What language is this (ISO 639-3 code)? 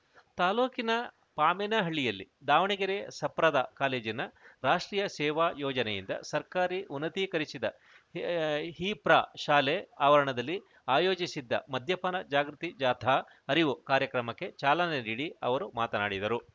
kan